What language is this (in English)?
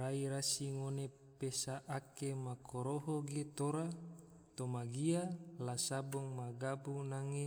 Tidore